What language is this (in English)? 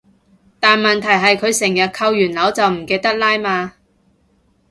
Cantonese